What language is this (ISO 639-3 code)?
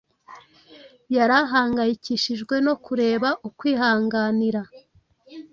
kin